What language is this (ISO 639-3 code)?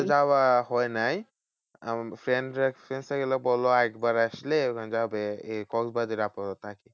ben